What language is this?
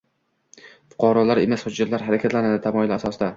Uzbek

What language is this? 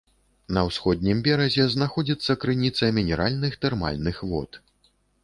Belarusian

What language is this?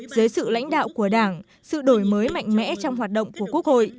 Vietnamese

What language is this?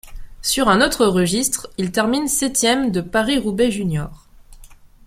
French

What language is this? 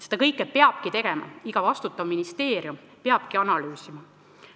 Estonian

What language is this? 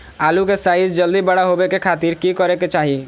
Magahi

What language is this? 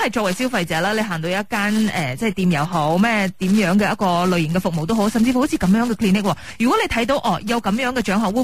Chinese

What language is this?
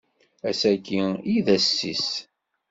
Kabyle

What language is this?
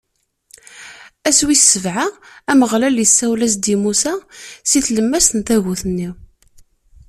Kabyle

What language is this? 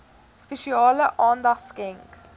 Afrikaans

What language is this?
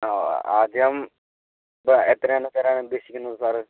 Malayalam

